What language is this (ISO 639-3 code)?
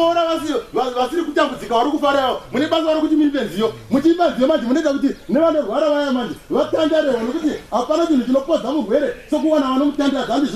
fra